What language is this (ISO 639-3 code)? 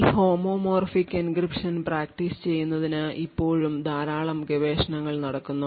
mal